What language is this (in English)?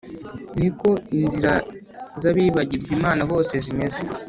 Kinyarwanda